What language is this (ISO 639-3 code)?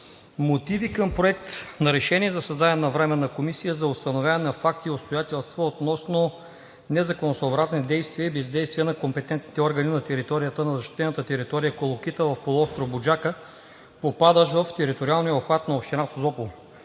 bul